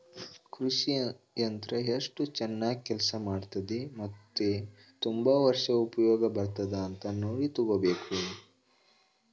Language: Kannada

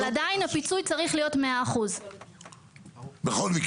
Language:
Hebrew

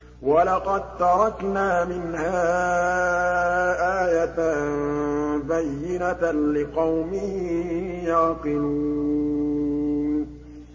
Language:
Arabic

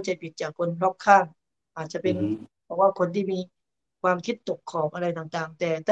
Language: Thai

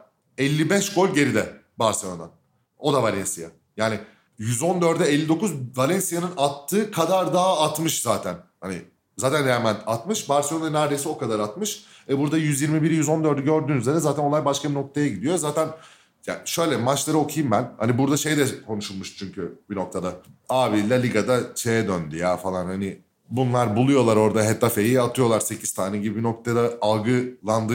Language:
Turkish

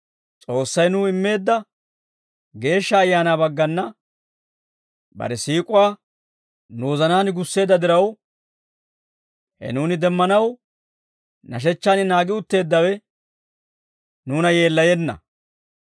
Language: Dawro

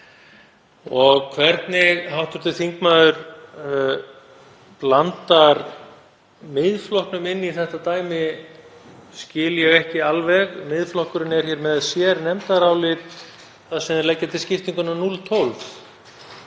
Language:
Icelandic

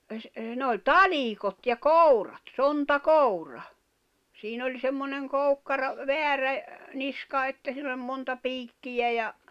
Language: Finnish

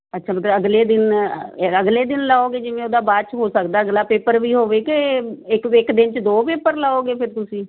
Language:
Punjabi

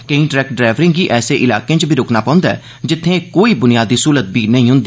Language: Dogri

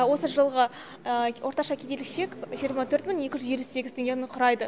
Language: Kazakh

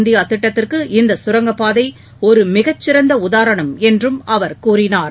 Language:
Tamil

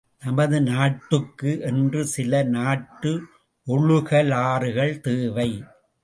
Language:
Tamil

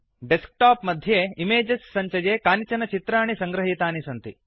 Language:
Sanskrit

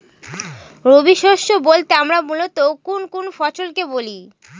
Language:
Bangla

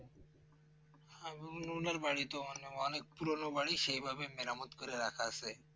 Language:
Bangla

